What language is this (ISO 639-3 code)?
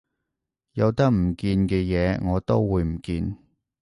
yue